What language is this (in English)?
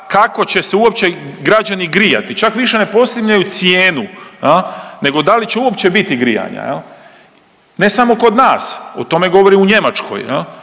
Croatian